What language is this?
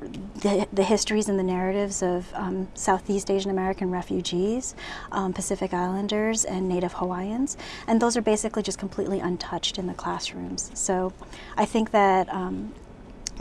English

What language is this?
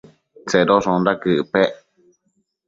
Matsés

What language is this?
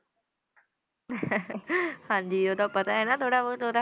Punjabi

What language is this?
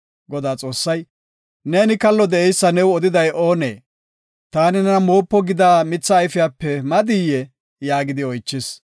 Gofa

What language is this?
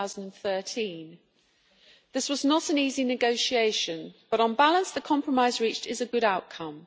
English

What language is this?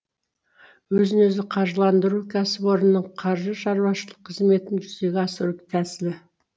Kazakh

